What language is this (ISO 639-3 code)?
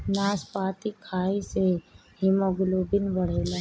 bho